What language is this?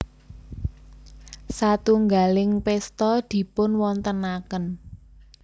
Javanese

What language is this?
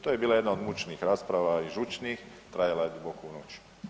Croatian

